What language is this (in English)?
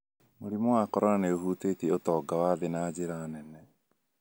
Kikuyu